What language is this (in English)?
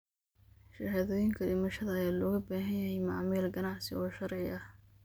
Somali